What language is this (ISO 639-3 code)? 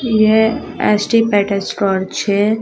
hin